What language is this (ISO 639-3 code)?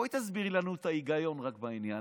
heb